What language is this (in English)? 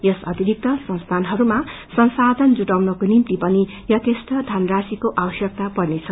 Nepali